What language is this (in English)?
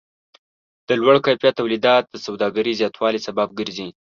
Pashto